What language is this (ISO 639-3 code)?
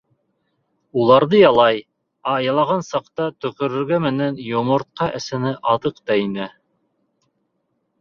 bak